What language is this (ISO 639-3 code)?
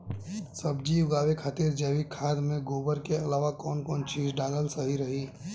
bho